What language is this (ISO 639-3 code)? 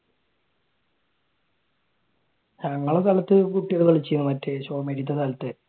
mal